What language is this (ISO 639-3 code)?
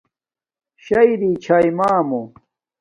dmk